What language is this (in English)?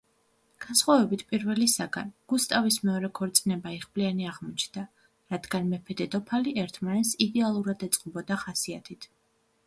Georgian